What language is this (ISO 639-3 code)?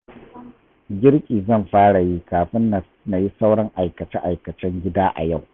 hau